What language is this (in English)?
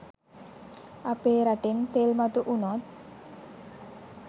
Sinhala